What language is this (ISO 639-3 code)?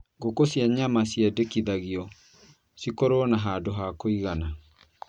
kik